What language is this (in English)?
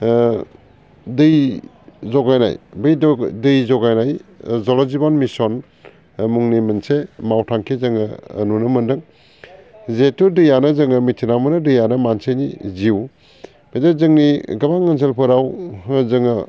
Bodo